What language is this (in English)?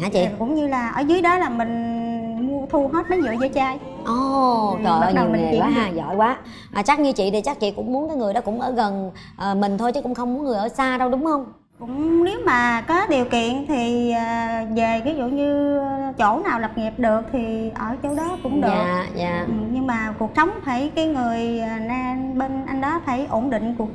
Vietnamese